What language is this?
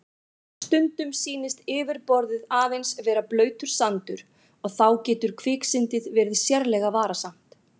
Icelandic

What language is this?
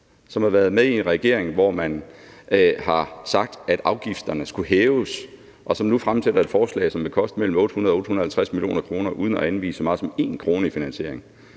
Danish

